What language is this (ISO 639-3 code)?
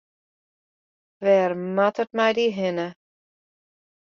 fry